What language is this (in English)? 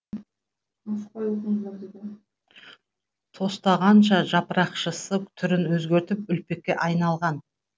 Kazakh